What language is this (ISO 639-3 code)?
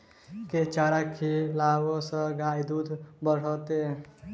mai